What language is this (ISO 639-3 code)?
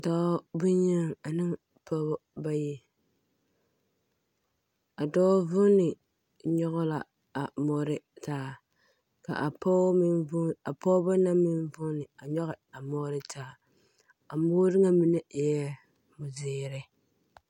dga